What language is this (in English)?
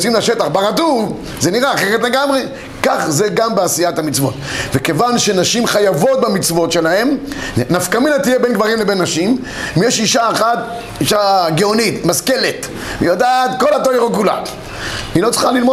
Hebrew